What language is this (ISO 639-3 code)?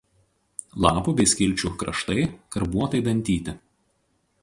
lit